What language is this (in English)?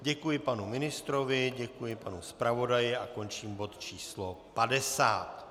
Czech